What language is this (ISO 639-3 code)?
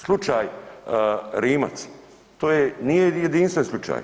hrv